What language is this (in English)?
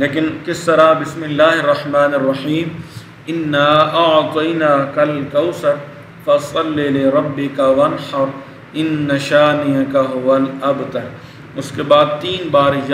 Arabic